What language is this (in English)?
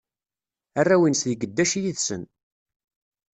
Kabyle